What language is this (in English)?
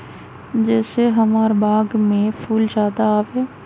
Magahi